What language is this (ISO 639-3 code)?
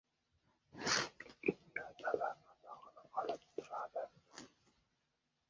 uzb